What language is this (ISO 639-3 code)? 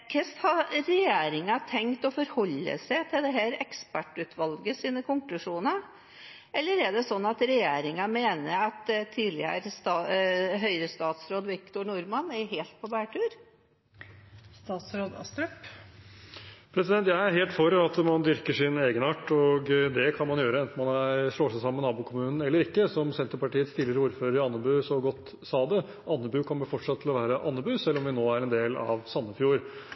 nob